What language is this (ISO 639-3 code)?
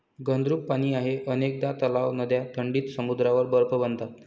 mar